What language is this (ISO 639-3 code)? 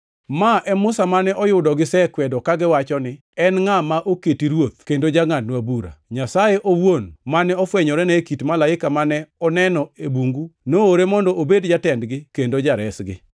luo